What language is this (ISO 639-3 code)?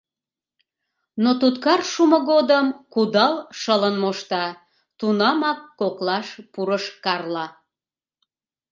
chm